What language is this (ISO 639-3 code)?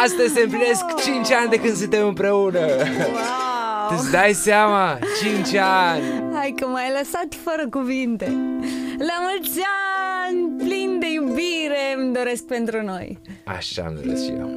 ron